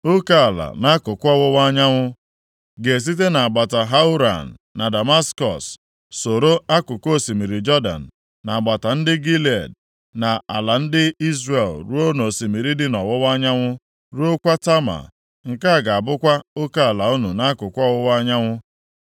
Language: Igbo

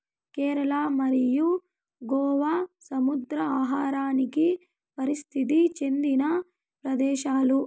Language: Telugu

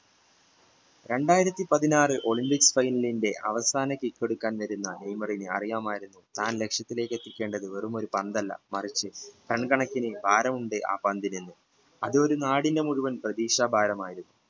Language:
Malayalam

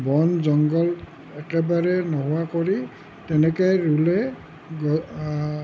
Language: Assamese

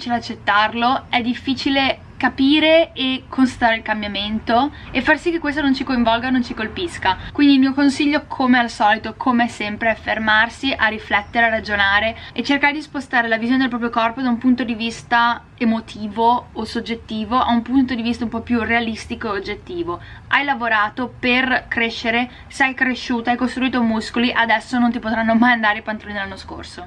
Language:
Italian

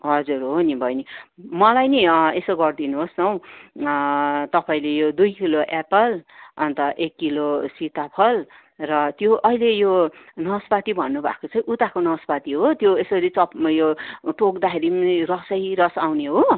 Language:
Nepali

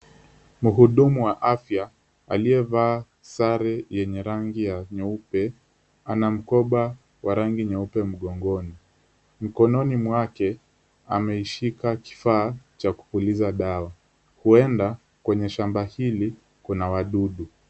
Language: Swahili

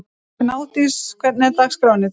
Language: Icelandic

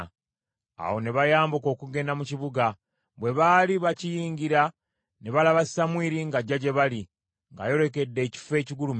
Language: Ganda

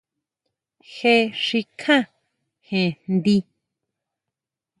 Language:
Huautla Mazatec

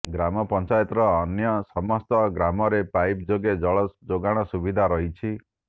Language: Odia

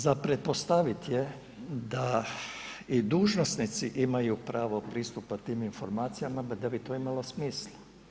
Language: Croatian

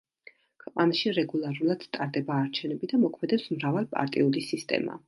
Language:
Georgian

